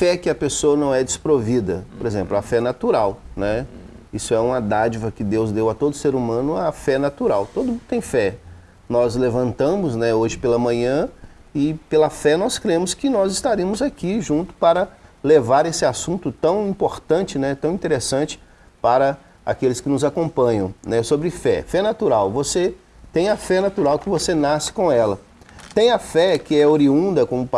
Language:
Portuguese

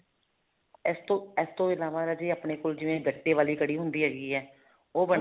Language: Punjabi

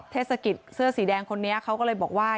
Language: Thai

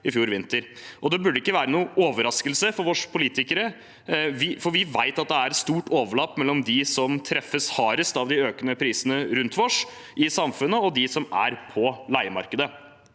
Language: Norwegian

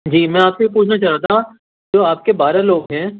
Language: Urdu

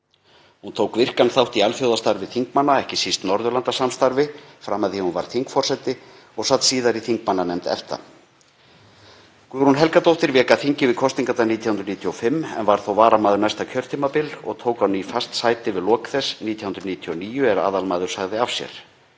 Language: Icelandic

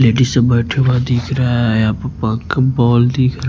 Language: Hindi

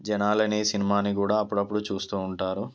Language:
Telugu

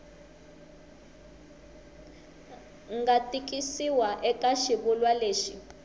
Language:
Tsonga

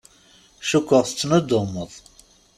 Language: Kabyle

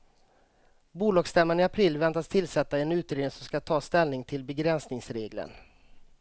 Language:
Swedish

